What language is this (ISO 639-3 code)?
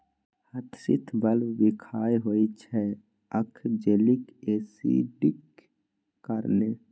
mai